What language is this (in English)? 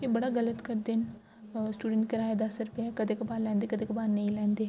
Dogri